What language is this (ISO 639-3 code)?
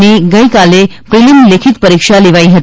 guj